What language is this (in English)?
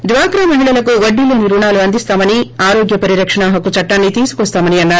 Telugu